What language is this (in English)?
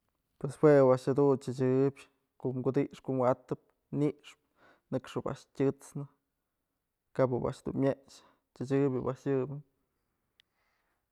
Mazatlán Mixe